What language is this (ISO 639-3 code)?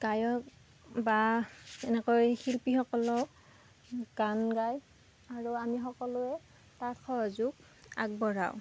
asm